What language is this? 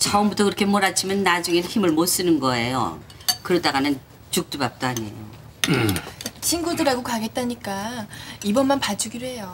Korean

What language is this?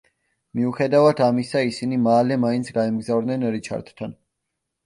Georgian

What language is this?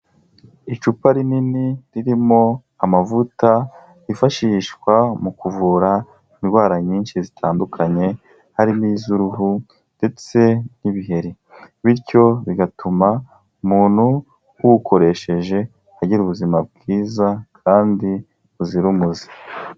Kinyarwanda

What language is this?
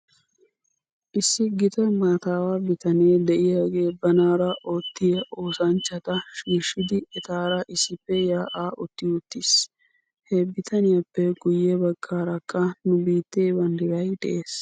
Wolaytta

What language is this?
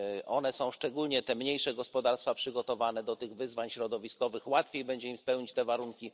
Polish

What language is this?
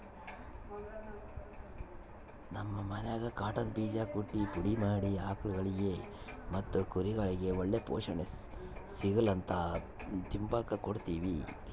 Kannada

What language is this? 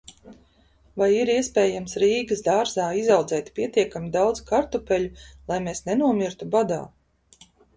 Latvian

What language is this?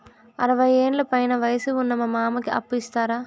Telugu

